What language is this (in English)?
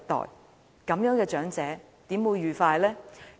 Cantonese